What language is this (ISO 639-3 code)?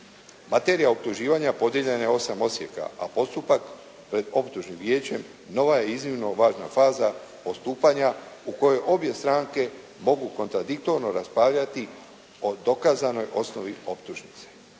hrv